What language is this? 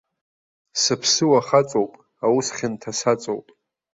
Abkhazian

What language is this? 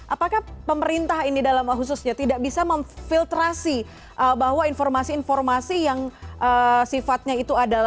Indonesian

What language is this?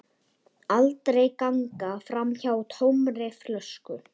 Icelandic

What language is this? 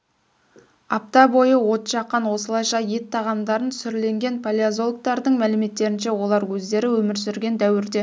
Kazakh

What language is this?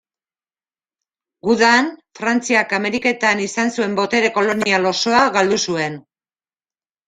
Basque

